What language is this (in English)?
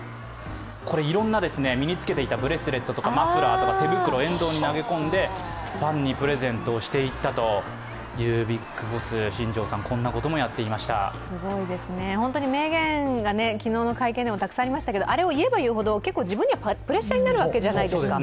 Japanese